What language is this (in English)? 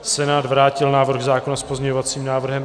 Czech